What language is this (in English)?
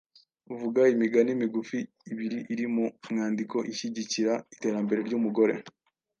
Kinyarwanda